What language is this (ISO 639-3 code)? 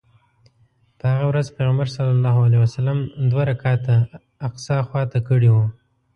pus